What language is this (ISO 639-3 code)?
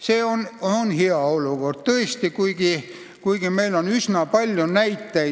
est